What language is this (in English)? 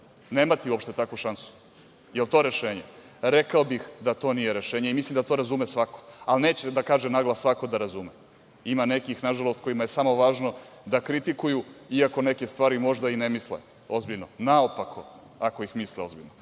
Serbian